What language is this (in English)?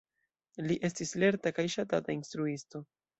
Esperanto